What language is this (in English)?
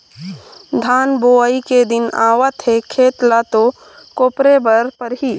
Chhattisgarhi